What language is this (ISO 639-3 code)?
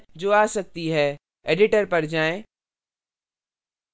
hin